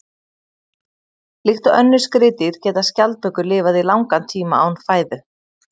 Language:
Icelandic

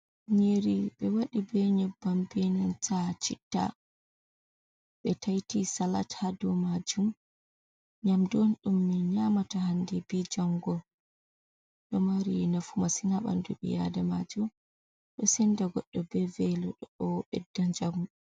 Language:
Fula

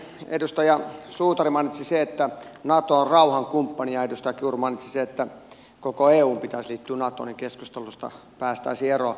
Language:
Finnish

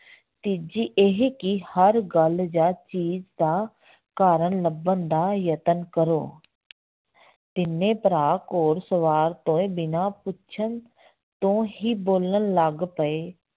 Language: Punjabi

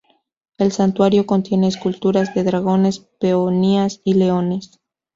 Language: Spanish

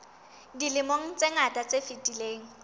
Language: Southern Sotho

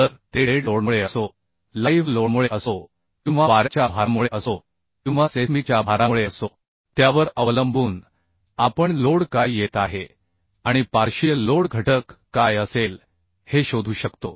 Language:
Marathi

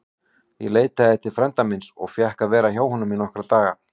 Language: Icelandic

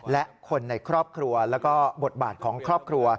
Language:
Thai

